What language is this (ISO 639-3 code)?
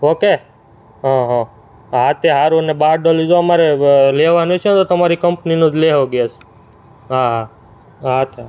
guj